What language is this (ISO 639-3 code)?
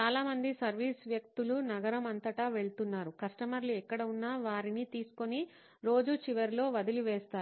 tel